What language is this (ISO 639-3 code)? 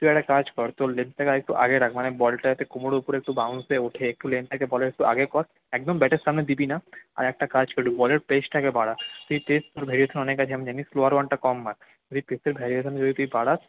ben